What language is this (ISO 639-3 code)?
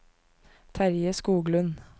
nor